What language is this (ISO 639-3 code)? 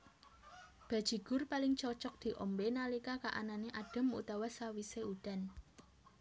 jav